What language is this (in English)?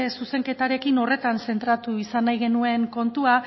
Basque